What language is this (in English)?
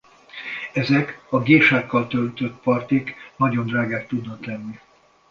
Hungarian